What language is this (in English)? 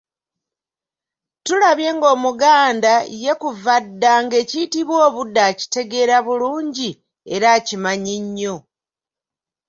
Ganda